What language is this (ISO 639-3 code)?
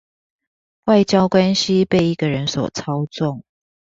zho